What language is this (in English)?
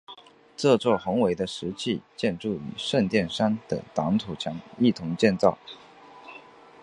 Chinese